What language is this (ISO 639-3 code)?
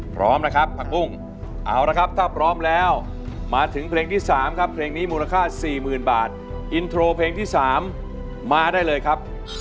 tha